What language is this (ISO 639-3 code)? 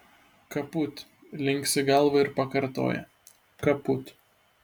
lit